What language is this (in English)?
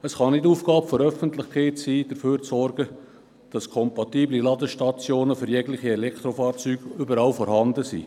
Swiss German